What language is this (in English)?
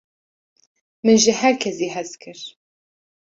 Kurdish